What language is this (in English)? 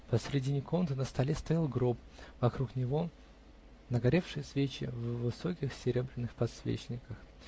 Russian